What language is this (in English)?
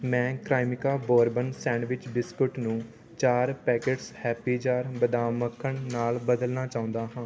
Punjabi